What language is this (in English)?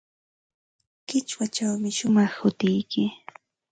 Ambo-Pasco Quechua